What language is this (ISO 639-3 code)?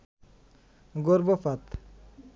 ben